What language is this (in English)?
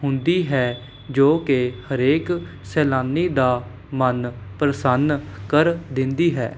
Punjabi